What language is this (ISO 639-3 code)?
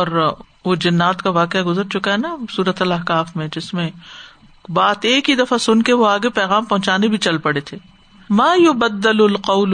urd